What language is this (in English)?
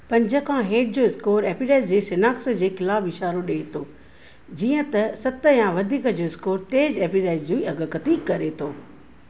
Sindhi